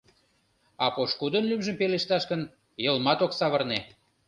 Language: Mari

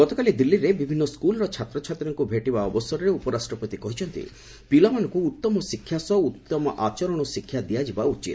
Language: Odia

